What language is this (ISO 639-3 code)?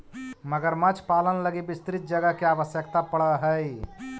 mag